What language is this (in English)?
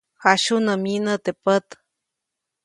Copainalá Zoque